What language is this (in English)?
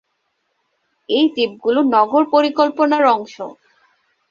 Bangla